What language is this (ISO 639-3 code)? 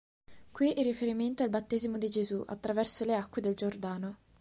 ita